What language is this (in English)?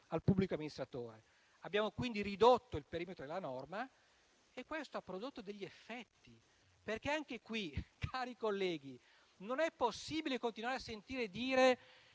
Italian